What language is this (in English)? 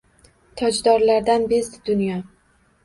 Uzbek